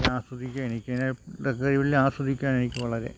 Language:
Malayalam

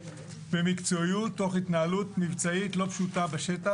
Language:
Hebrew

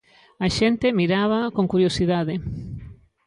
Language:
Galician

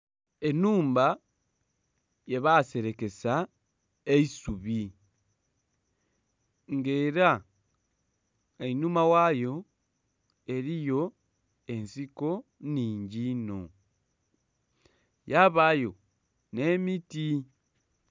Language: Soga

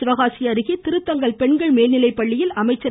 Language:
Tamil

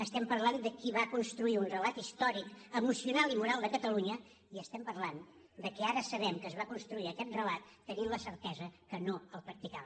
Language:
Catalan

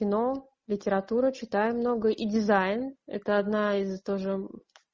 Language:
Russian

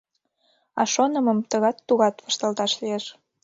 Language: Mari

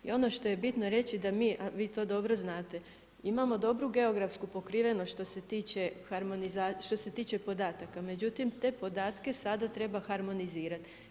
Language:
Croatian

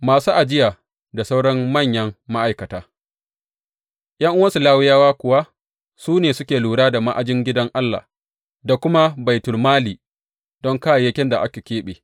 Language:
Hausa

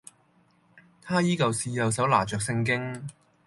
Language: Cantonese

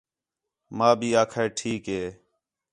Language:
Khetrani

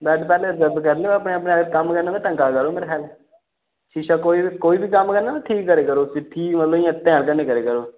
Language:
Dogri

